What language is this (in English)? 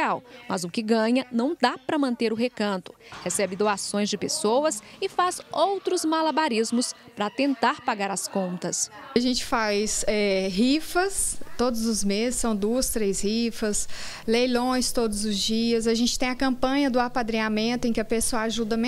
Portuguese